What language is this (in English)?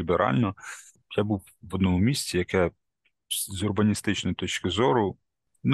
Ukrainian